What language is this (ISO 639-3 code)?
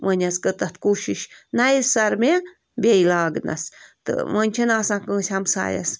kas